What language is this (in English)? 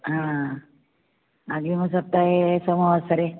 Sanskrit